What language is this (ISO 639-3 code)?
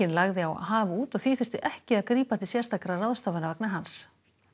isl